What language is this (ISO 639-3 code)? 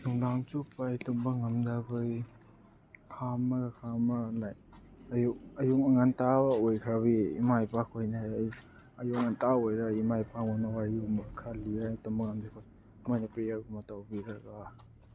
mni